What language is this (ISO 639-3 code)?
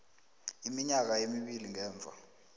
nbl